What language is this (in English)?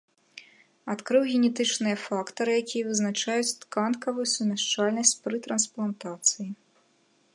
Belarusian